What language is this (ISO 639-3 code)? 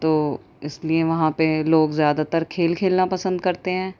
urd